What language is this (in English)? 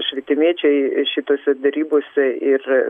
Lithuanian